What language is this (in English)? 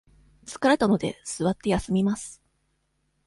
Japanese